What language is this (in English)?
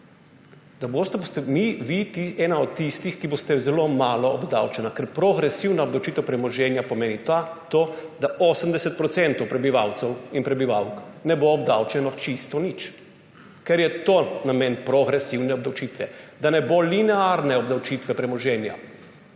Slovenian